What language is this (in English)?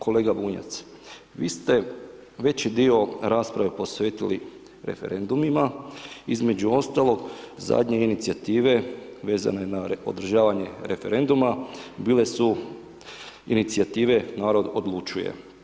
Croatian